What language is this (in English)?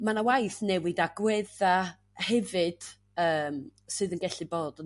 Welsh